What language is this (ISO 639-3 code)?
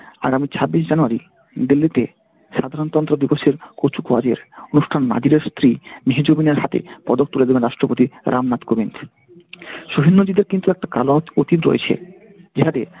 ben